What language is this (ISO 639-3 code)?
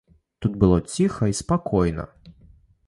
bel